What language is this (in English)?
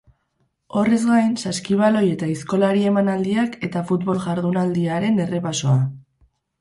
Basque